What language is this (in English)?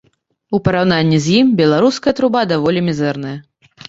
Belarusian